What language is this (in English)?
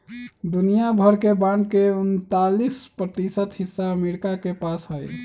Magahi